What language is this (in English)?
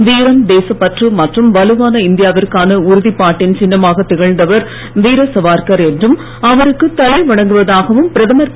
Tamil